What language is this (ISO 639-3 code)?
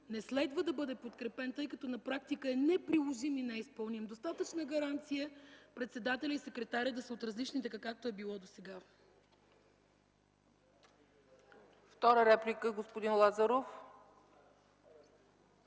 bul